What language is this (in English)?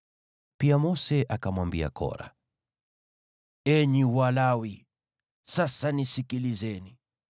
Swahili